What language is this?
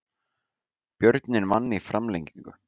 Icelandic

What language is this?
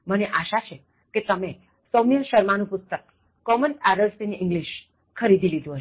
Gujarati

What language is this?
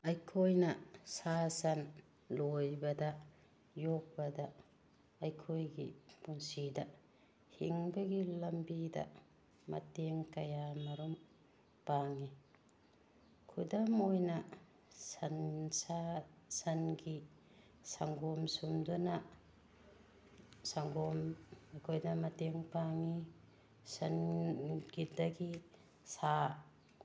Manipuri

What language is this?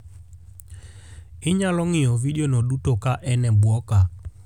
Luo (Kenya and Tanzania)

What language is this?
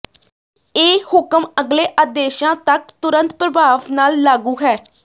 Punjabi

